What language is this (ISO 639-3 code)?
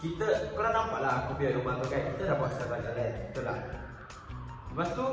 msa